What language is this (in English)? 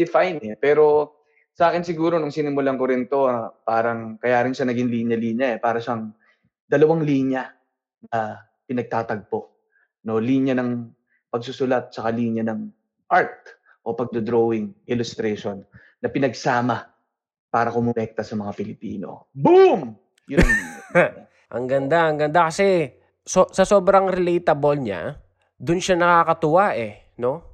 Filipino